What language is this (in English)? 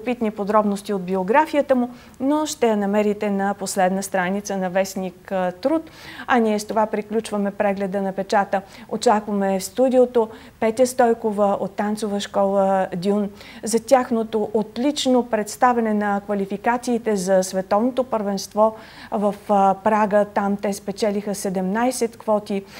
Bulgarian